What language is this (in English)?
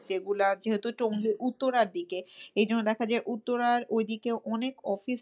Bangla